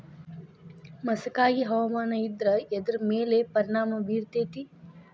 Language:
Kannada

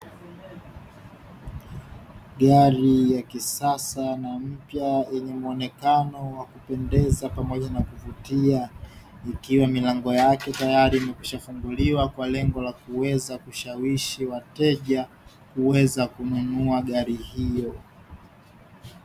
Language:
Swahili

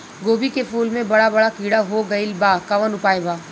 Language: Bhojpuri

